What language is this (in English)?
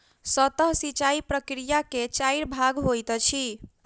Maithili